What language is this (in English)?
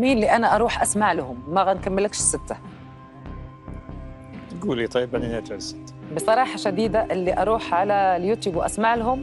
Arabic